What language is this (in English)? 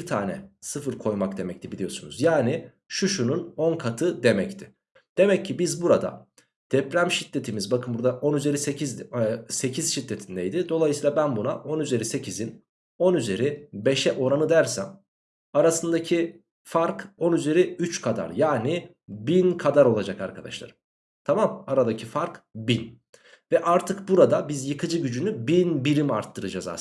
Turkish